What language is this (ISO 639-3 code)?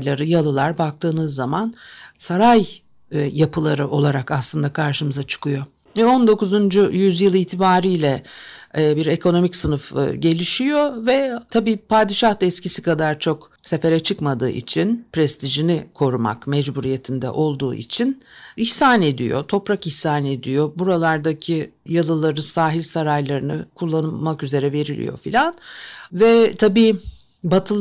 tur